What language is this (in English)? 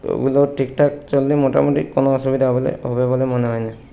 Bangla